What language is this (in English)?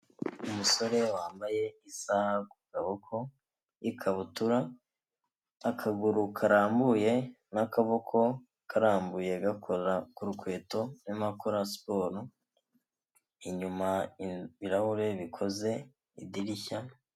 Kinyarwanda